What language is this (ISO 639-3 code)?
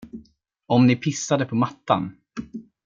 swe